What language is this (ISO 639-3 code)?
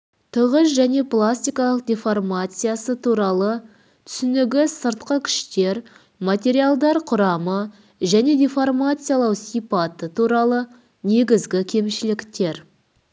kaz